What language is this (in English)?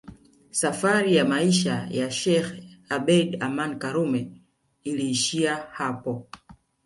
Swahili